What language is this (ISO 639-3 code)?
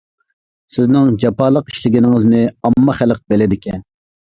uig